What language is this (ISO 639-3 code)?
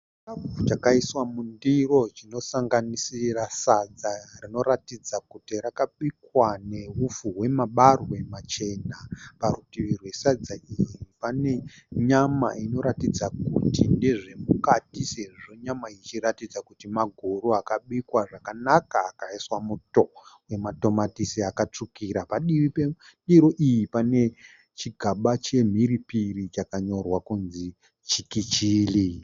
sna